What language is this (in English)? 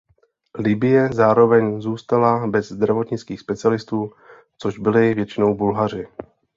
Czech